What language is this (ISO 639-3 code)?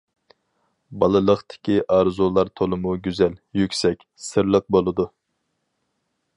uig